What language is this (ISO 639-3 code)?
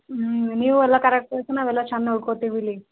kan